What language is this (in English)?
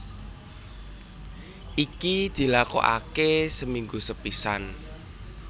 Javanese